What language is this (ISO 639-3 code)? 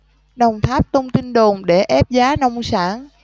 vie